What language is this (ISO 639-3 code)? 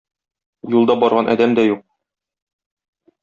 tat